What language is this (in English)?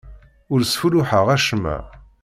Kabyle